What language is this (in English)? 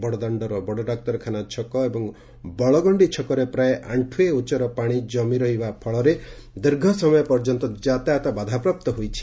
Odia